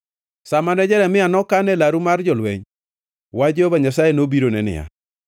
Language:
Luo (Kenya and Tanzania)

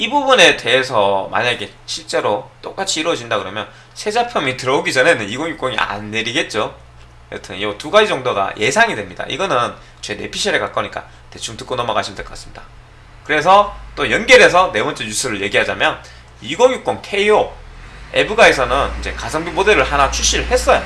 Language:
Korean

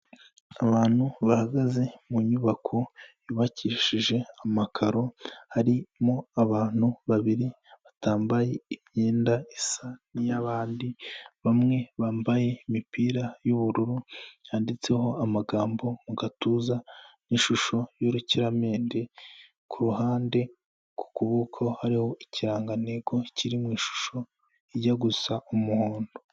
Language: Kinyarwanda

